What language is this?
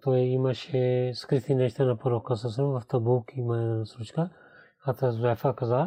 Bulgarian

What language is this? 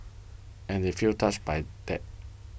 English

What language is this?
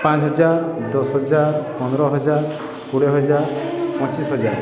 Odia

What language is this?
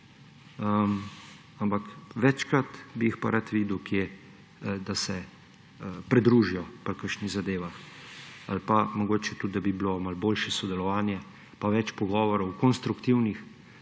Slovenian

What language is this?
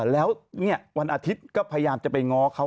Thai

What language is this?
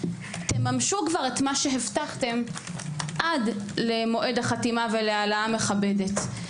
Hebrew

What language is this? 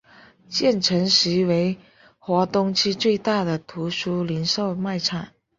Chinese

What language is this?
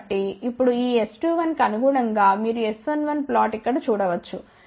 Telugu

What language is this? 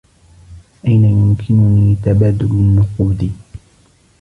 Arabic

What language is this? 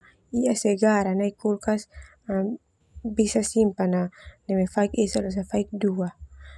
Termanu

